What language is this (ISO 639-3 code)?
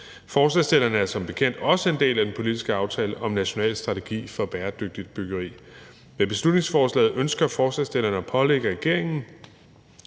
dan